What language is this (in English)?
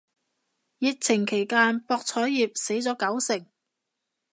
Cantonese